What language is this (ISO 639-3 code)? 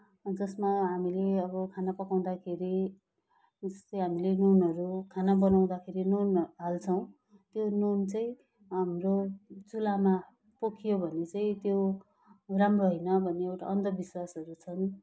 nep